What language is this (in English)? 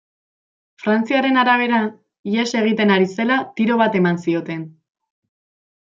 Basque